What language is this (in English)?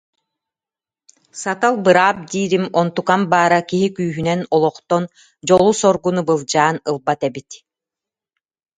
Yakut